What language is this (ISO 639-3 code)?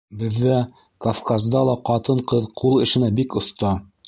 bak